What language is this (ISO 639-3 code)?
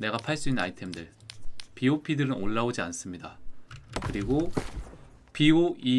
kor